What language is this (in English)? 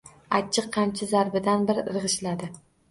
Uzbek